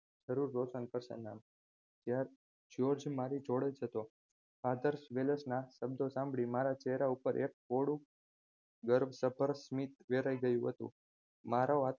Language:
Gujarati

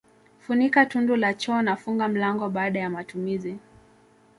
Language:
Swahili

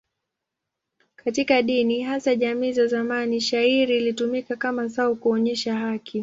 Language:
Swahili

